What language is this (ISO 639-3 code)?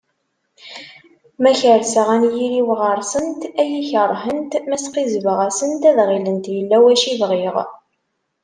kab